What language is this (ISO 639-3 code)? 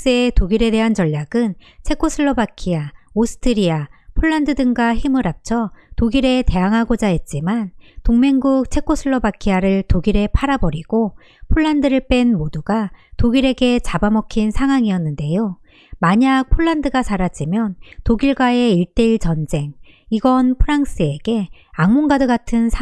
kor